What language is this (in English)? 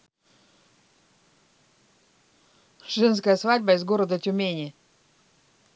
Russian